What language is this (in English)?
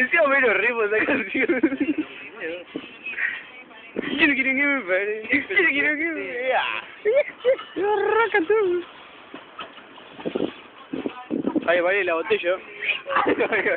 Spanish